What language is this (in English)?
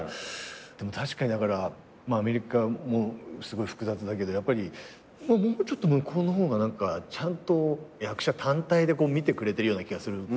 Japanese